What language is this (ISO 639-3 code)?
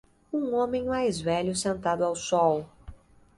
por